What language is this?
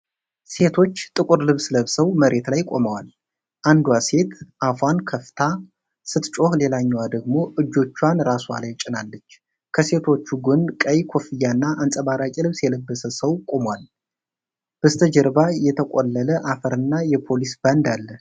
Amharic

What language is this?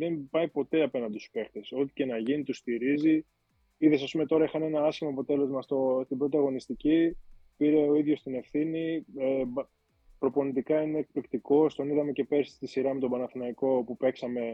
Greek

